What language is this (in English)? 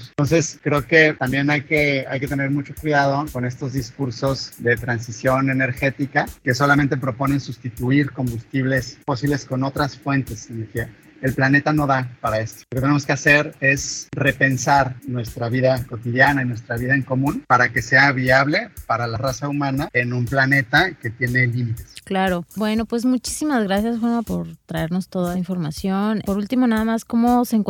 Spanish